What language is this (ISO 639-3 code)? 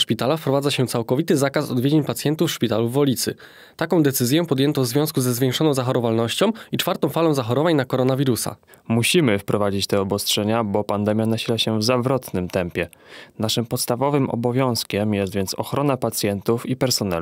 pol